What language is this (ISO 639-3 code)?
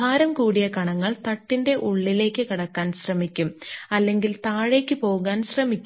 mal